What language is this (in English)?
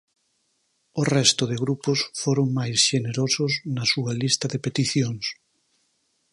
Galician